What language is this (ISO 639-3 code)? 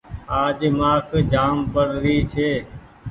gig